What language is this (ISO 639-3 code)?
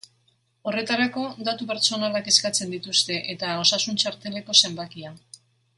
eus